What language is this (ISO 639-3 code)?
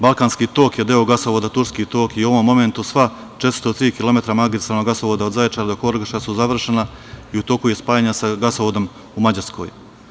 srp